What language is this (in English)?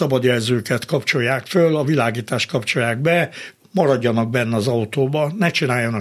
Hungarian